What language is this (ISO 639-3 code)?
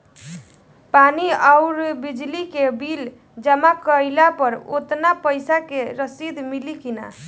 bho